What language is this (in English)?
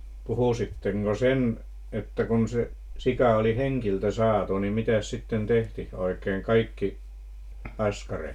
Finnish